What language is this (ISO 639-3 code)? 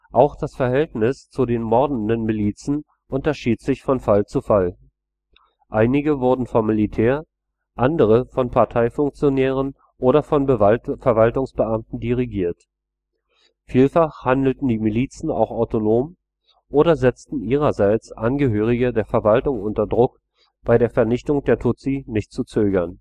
deu